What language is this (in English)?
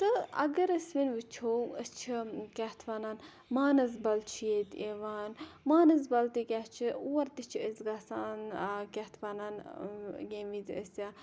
Kashmiri